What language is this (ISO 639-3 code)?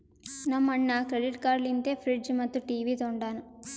kan